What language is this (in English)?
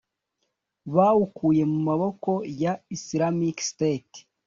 Kinyarwanda